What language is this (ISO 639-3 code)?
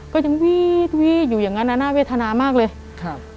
tha